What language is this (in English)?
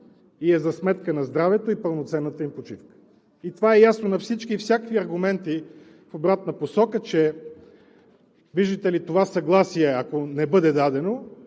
Bulgarian